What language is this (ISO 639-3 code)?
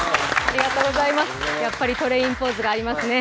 jpn